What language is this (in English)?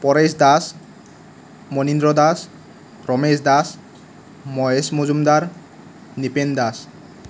Assamese